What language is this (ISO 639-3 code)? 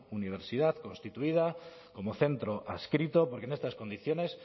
spa